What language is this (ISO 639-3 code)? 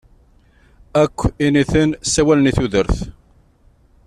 kab